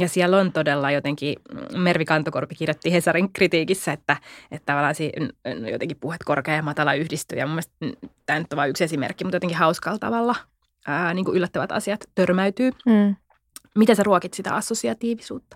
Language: Finnish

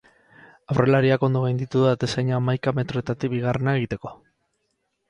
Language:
Basque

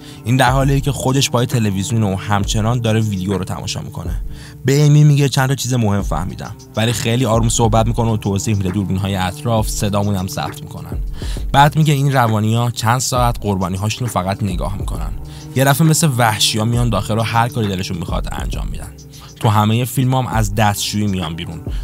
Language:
Persian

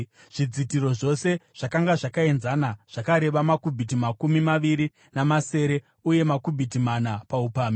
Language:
Shona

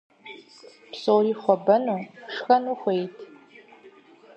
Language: Kabardian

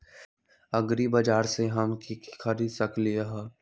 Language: Magahi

